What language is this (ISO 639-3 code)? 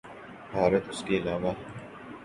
urd